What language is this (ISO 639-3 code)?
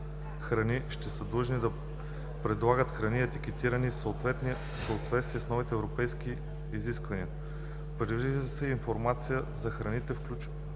bul